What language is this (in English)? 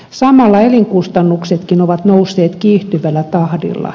Finnish